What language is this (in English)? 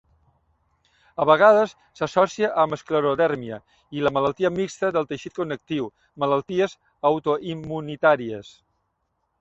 Catalan